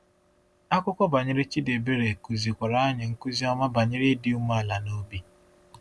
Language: Igbo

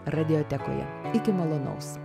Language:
Lithuanian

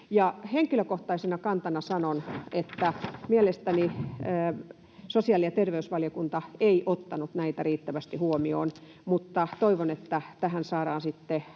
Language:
Finnish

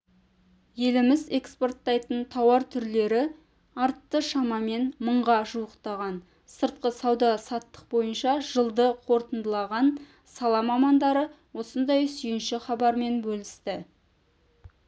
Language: Kazakh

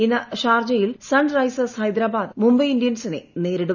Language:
Malayalam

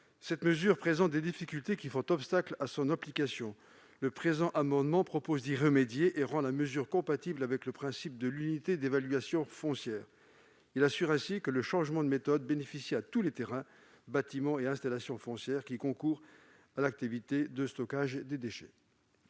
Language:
French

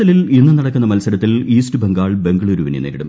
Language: Malayalam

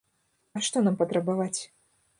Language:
Belarusian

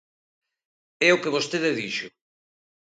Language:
Galician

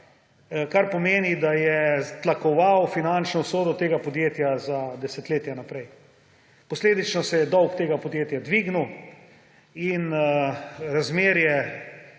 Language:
Slovenian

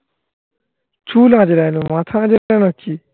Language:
Bangla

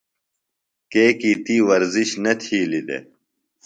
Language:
Phalura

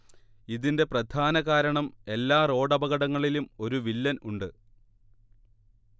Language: Malayalam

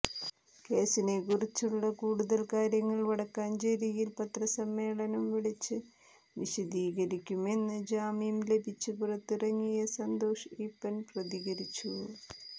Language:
Malayalam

